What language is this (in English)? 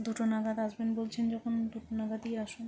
Bangla